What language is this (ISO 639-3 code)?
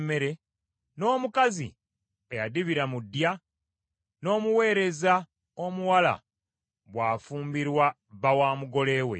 lug